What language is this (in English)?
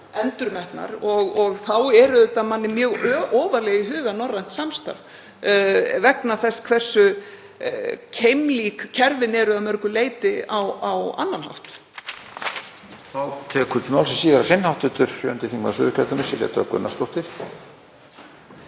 Icelandic